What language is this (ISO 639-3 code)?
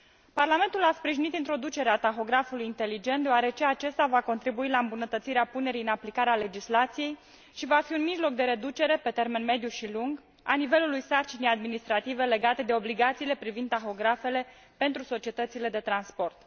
ron